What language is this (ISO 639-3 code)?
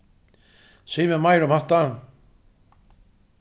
fao